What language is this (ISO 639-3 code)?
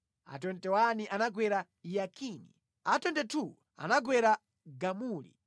nya